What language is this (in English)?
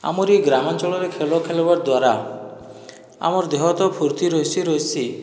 Odia